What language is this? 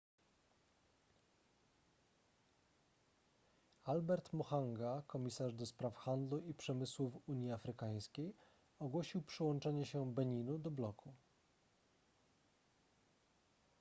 Polish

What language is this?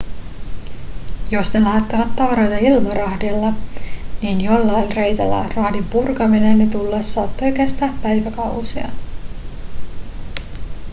Finnish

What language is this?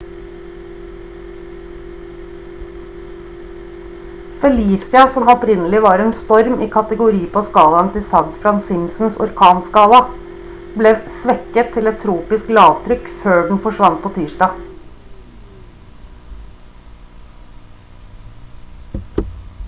Norwegian Bokmål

